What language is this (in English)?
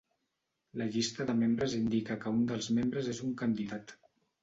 Catalan